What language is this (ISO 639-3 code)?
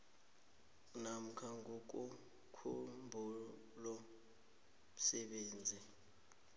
nbl